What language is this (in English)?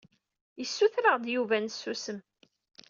Kabyle